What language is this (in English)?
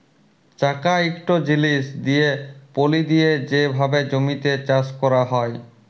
Bangla